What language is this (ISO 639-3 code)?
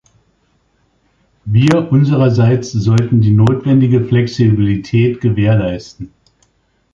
deu